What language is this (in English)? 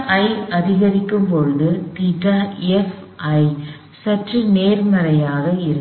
Tamil